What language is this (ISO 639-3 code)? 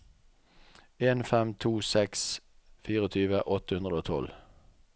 nor